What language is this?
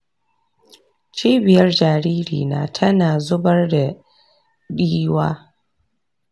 Hausa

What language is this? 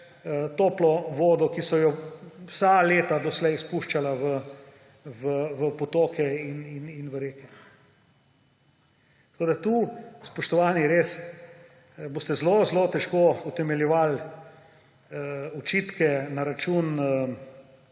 Slovenian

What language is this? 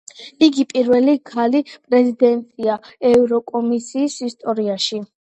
Georgian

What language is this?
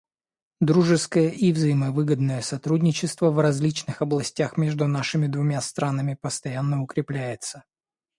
Russian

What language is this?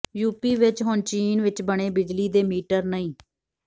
Punjabi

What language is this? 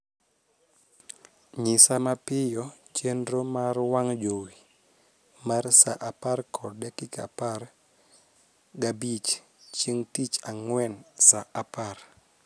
Luo (Kenya and Tanzania)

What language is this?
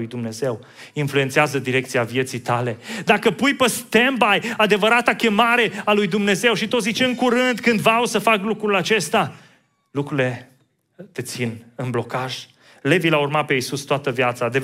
Romanian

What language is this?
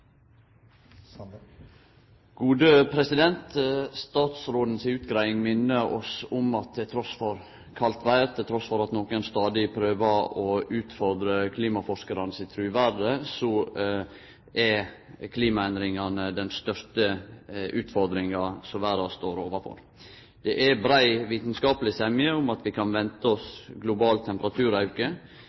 Norwegian Nynorsk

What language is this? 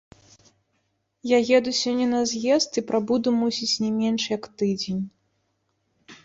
Belarusian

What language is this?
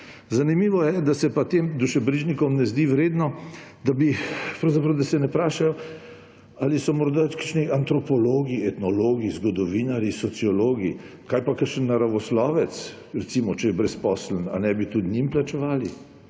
Slovenian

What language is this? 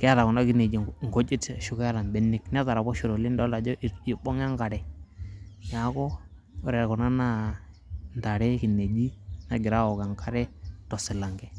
Masai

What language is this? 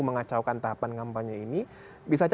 Indonesian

